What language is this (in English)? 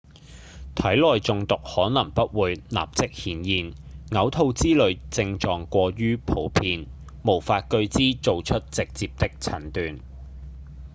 Cantonese